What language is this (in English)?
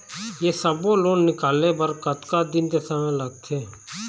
Chhattisgarhi